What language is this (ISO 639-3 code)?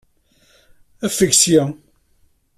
kab